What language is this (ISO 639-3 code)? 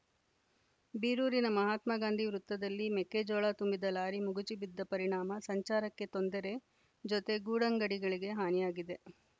kan